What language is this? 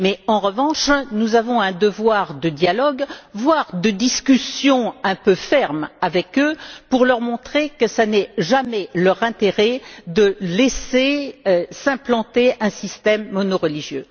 French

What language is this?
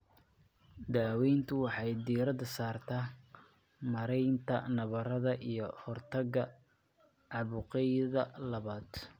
Somali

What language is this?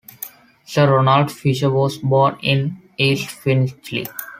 English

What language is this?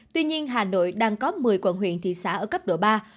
Vietnamese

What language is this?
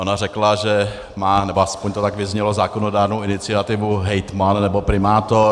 Czech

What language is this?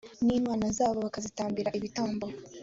Kinyarwanda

